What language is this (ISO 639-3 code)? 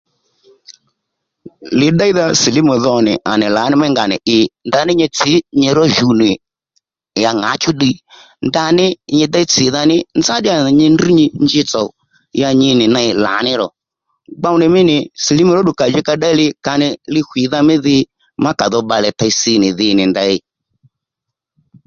led